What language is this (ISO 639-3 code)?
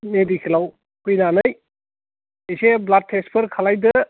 brx